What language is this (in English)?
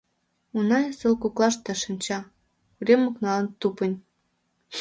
Mari